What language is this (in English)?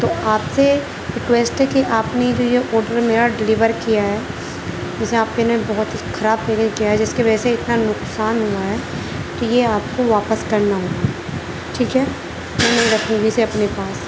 Urdu